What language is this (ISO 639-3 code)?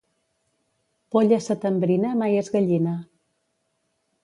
cat